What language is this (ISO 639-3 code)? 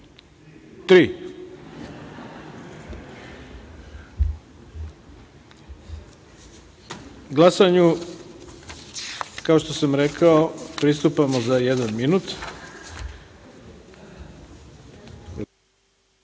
srp